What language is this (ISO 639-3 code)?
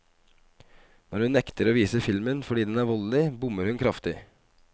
nor